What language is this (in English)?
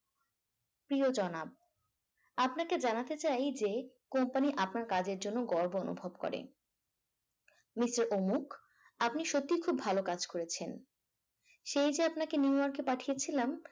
Bangla